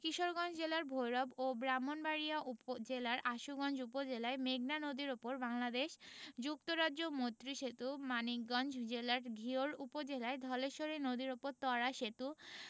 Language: Bangla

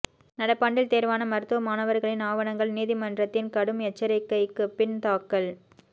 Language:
Tamil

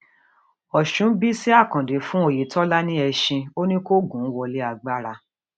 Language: Yoruba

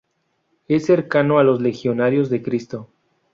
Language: Spanish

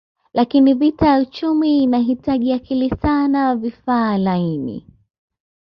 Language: Swahili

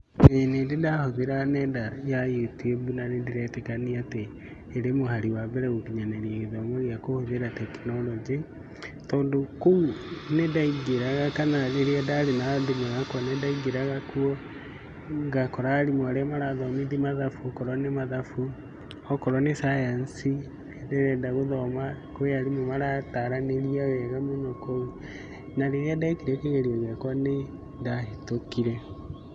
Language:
Kikuyu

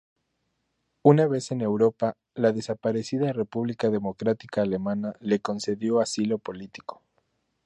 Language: Spanish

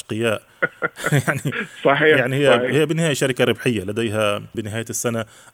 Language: Arabic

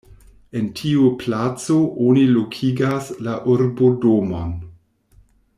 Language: Esperanto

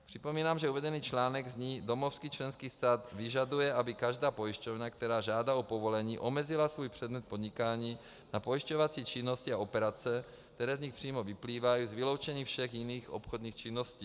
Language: Czech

